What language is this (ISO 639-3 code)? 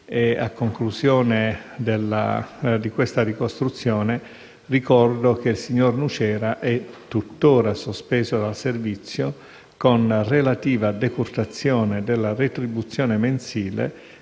ita